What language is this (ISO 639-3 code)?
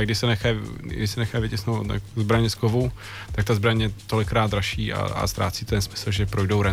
ces